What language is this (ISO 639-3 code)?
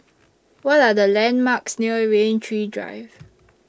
eng